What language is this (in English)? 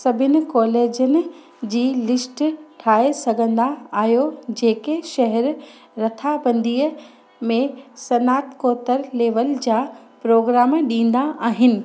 Sindhi